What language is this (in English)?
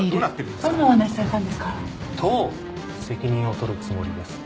Japanese